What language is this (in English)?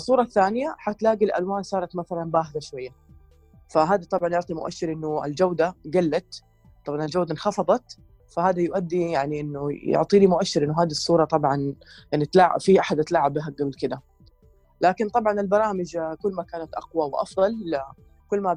Arabic